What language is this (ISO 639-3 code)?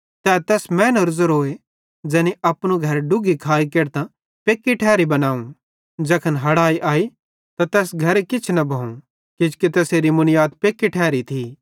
bhd